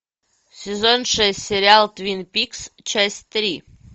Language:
Russian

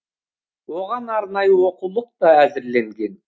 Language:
Kazakh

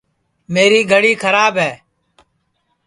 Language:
Sansi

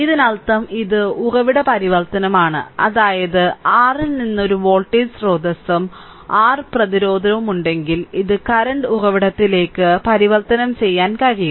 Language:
Malayalam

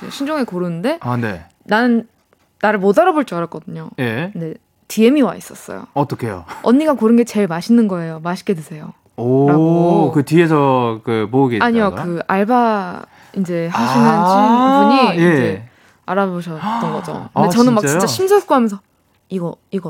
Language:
Korean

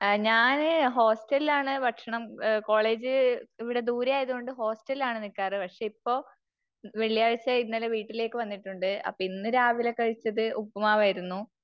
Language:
Malayalam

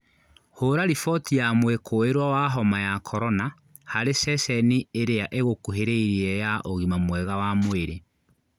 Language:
Kikuyu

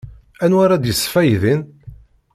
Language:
Kabyle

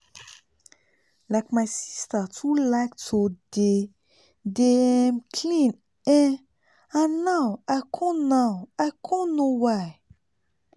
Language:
Nigerian Pidgin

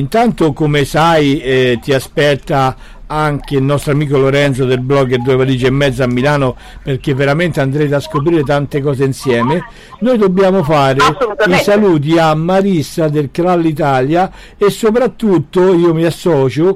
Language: Italian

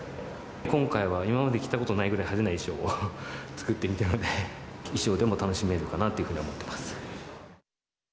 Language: Japanese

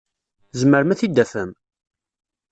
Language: Kabyle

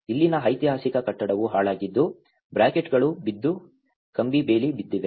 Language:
Kannada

